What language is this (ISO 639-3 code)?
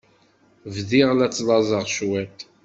kab